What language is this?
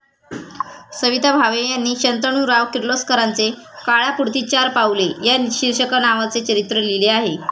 Marathi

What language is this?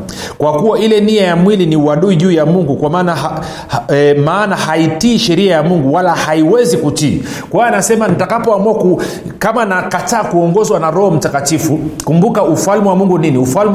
Swahili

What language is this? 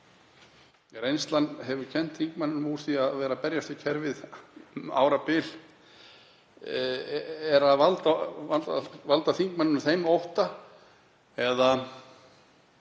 Icelandic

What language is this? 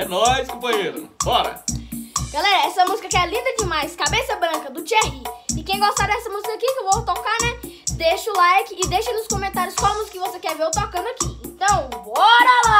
Portuguese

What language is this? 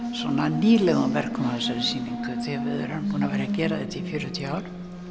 Icelandic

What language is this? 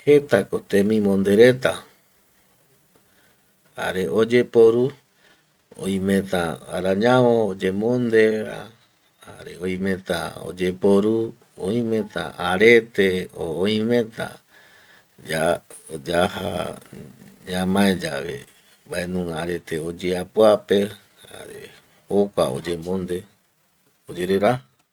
Eastern Bolivian Guaraní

